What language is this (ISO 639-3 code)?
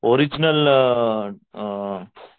mar